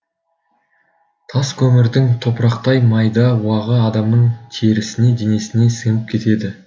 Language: Kazakh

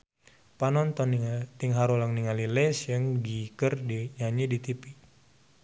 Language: Sundanese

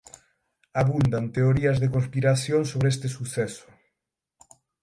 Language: Galician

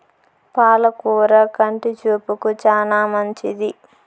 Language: Telugu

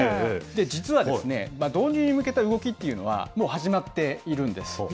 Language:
Japanese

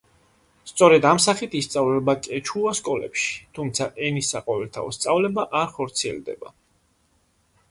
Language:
Georgian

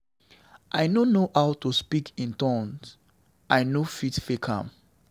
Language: Nigerian Pidgin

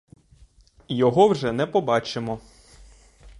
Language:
Ukrainian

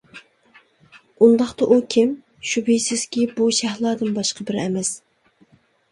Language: Uyghur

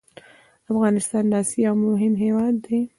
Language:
Pashto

